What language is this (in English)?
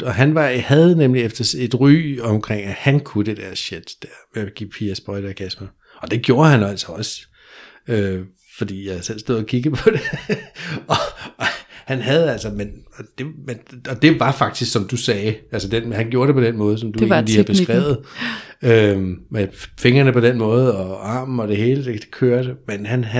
Danish